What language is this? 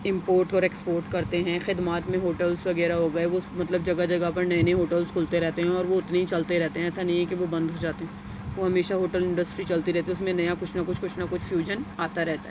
Urdu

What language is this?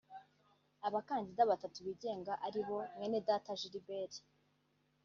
Kinyarwanda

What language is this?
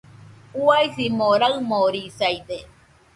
Nüpode Huitoto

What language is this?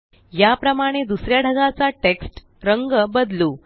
Marathi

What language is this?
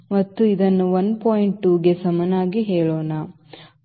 Kannada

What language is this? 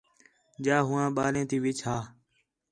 Khetrani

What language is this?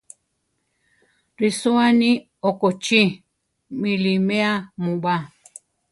Central Tarahumara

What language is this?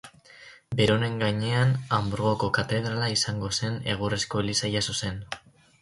Basque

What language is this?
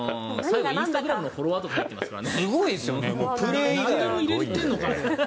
Japanese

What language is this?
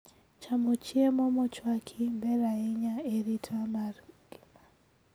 Luo (Kenya and Tanzania)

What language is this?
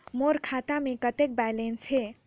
Chhattisgarhi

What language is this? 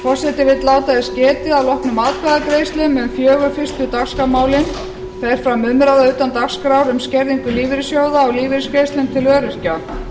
Icelandic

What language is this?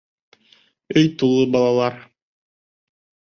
Bashkir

